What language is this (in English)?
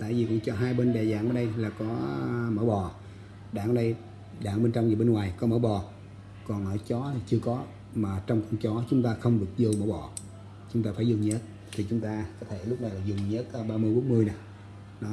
Vietnamese